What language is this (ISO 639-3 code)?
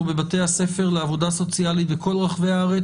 heb